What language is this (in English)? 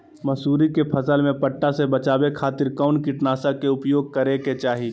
Magahi